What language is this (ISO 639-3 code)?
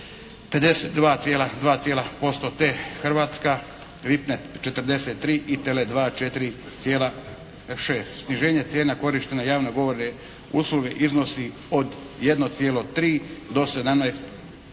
hrv